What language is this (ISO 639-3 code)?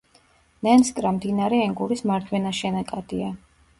kat